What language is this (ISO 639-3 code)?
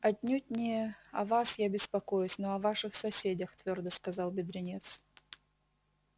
rus